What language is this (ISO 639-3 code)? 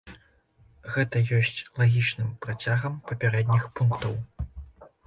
bel